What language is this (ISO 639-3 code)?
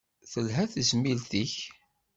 kab